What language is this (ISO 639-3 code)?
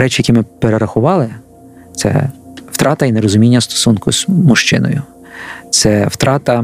ukr